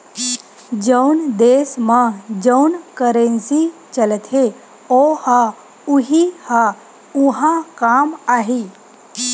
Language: Chhattisgarhi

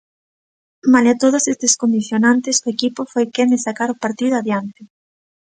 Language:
Galician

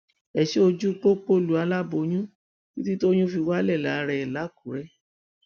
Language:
Yoruba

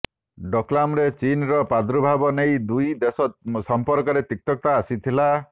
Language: Odia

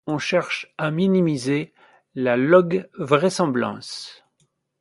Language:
French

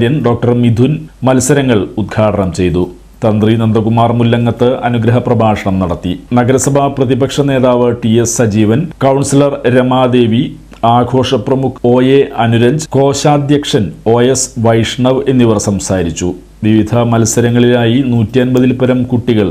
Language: Malayalam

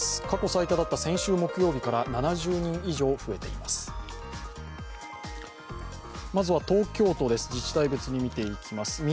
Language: Japanese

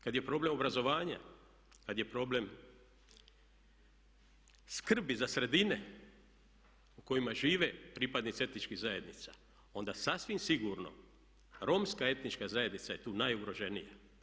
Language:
Croatian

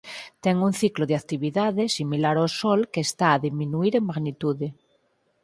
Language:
Galician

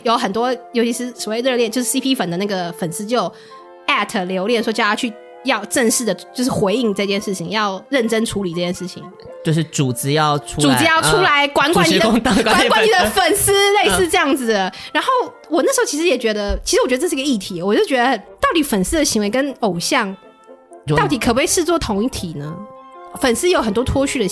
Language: Chinese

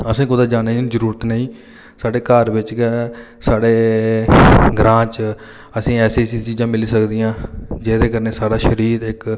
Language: Dogri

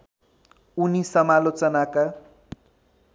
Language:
Nepali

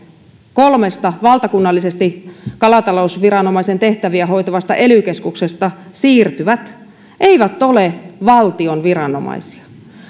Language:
Finnish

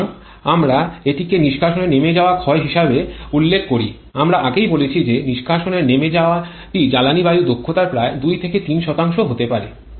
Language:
Bangla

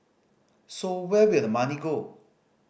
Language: English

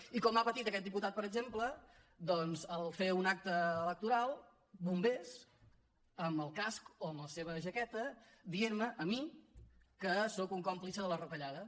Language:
Catalan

